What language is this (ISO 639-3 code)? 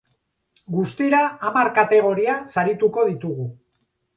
eus